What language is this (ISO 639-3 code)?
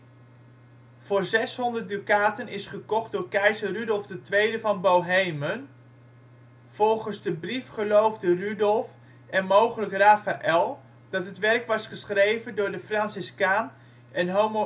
nld